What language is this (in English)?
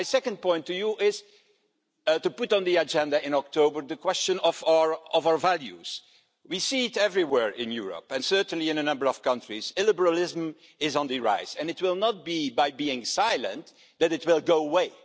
English